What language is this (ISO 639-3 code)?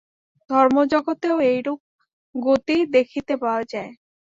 ben